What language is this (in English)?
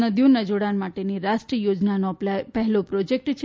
Gujarati